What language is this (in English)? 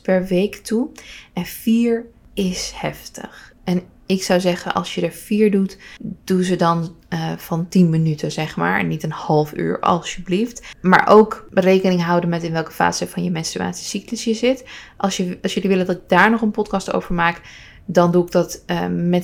Dutch